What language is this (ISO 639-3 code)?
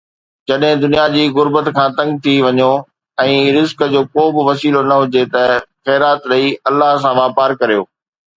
snd